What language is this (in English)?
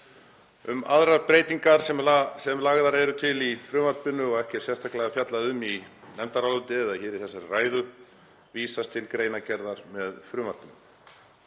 Icelandic